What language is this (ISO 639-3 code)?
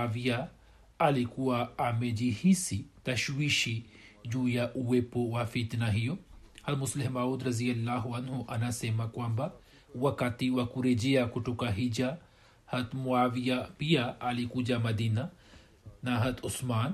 swa